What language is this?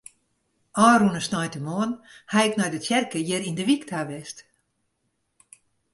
Western Frisian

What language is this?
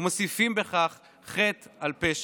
Hebrew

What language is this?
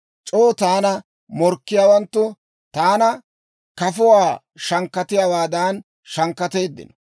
Dawro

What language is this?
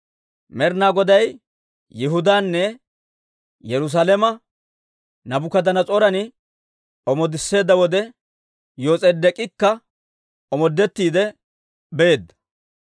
Dawro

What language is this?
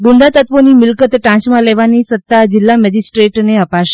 Gujarati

